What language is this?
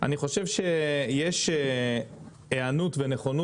Hebrew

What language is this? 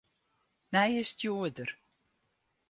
Western Frisian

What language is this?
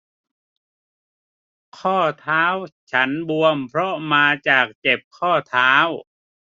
Thai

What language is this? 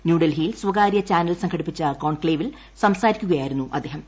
Malayalam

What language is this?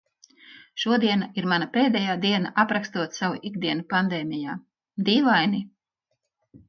Latvian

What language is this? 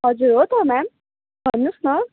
Nepali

